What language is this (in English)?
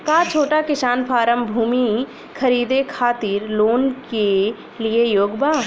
Bhojpuri